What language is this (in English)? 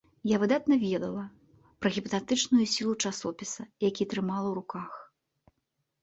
Belarusian